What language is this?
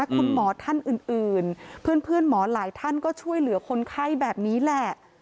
Thai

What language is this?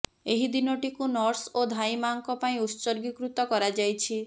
Odia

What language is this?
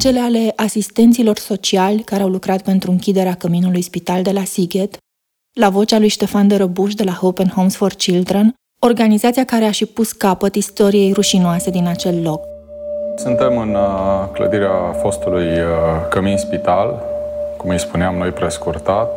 Romanian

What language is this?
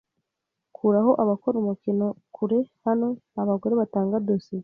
Kinyarwanda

